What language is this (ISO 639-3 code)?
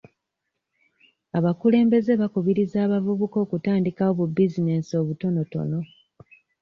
lug